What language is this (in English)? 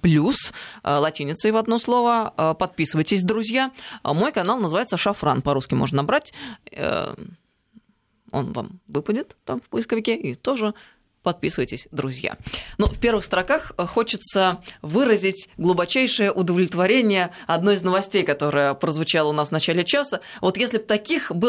Russian